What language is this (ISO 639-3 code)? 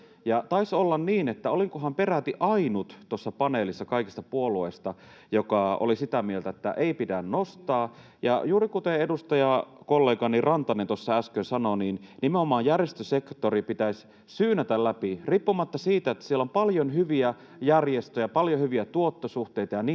fin